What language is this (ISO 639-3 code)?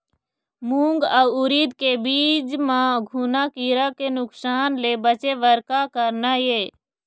hne